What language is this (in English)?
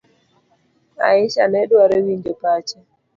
Luo (Kenya and Tanzania)